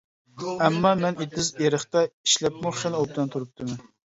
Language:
Uyghur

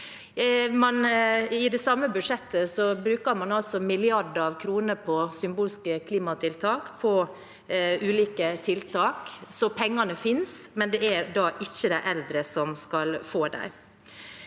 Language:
Norwegian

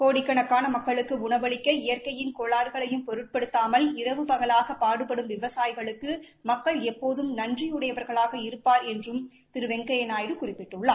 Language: Tamil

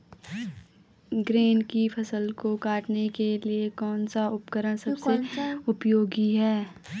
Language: Hindi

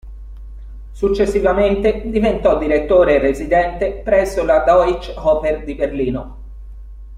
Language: Italian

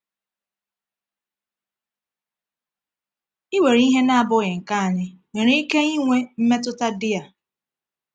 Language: Igbo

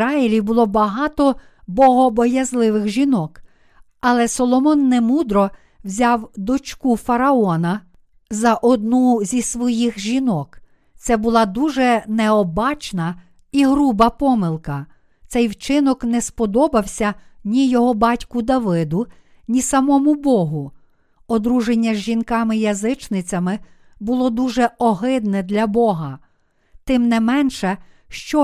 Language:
Ukrainian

